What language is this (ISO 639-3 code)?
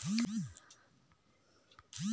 hne